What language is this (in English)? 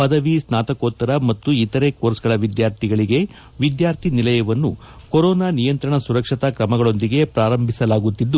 Kannada